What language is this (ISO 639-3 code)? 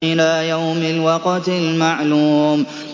ara